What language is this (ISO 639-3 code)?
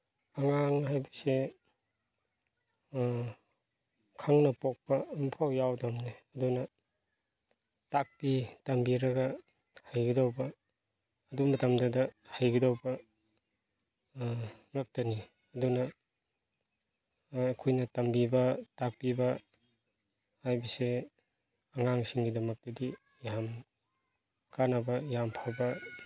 mni